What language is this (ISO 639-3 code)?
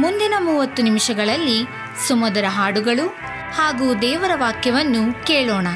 kan